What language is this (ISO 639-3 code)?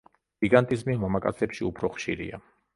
kat